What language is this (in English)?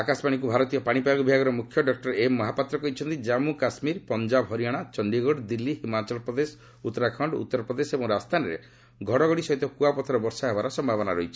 Odia